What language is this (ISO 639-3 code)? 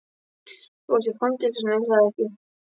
isl